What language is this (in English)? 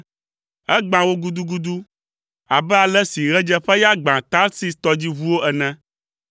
Ewe